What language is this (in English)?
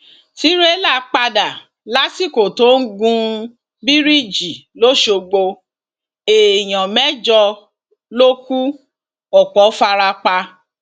Yoruba